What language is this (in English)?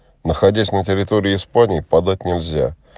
Russian